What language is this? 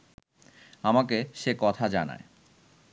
Bangla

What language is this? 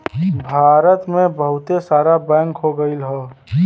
Bhojpuri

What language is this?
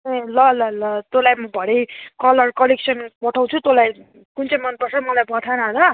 Nepali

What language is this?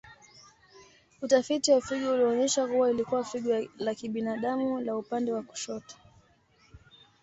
Swahili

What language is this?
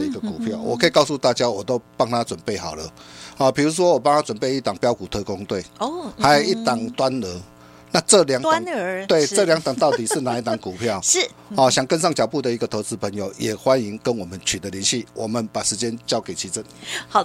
Chinese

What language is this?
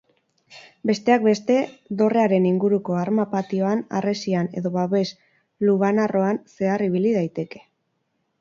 Basque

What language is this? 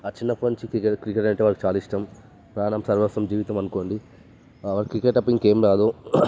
Telugu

